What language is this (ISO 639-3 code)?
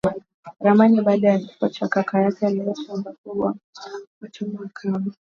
swa